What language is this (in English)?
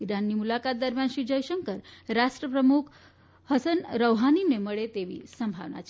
Gujarati